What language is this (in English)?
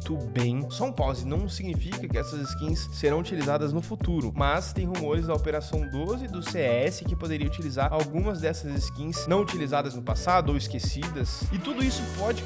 Portuguese